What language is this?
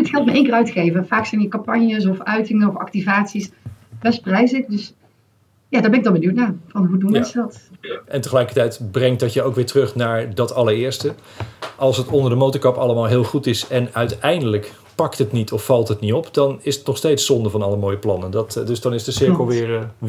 Dutch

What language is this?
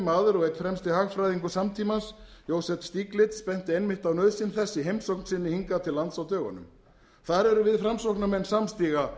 Icelandic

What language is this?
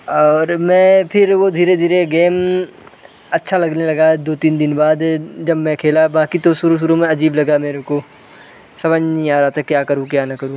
Hindi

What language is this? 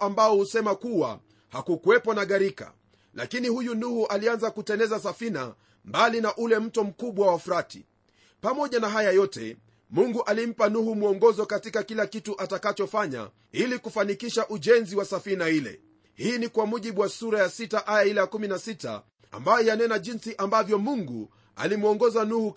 Swahili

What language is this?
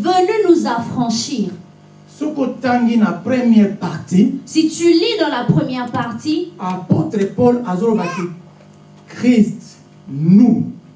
French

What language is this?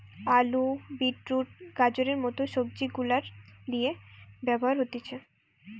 Bangla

